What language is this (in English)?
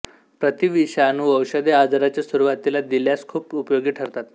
Marathi